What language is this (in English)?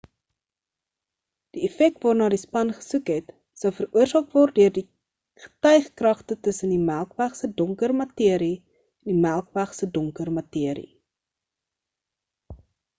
Afrikaans